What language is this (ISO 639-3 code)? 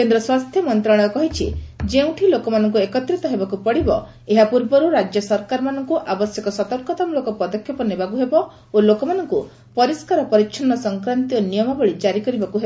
ori